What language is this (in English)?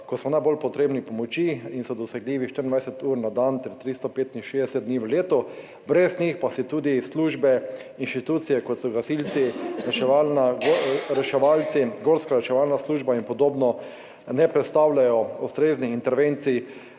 Slovenian